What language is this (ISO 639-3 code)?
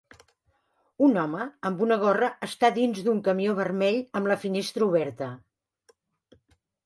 cat